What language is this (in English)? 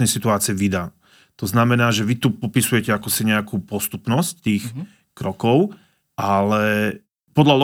Slovak